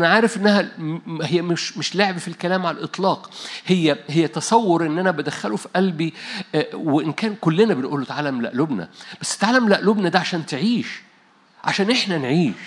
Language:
Arabic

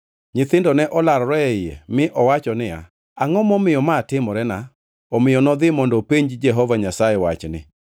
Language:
Luo (Kenya and Tanzania)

